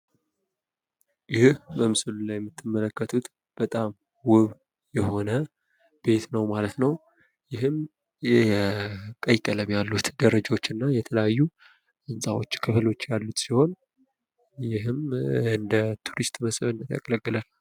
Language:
Amharic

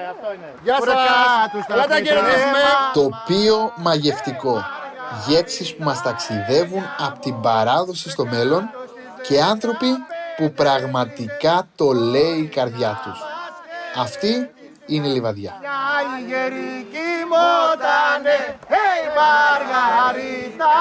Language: Greek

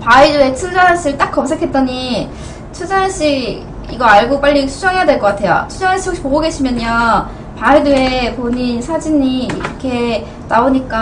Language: Korean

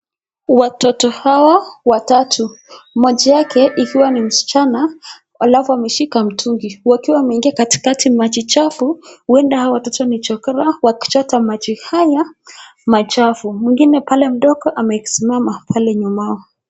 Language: Swahili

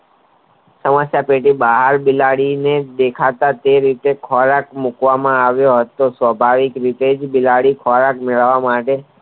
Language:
Gujarati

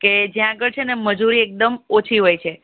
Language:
Gujarati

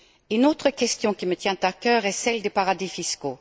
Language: French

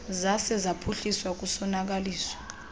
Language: Xhosa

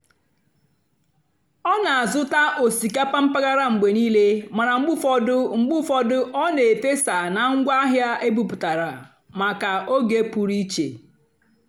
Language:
Igbo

